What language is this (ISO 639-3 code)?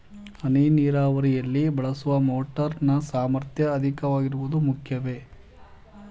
kan